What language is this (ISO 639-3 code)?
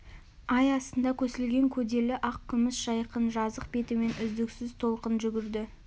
kaz